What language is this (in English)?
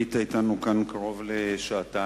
Hebrew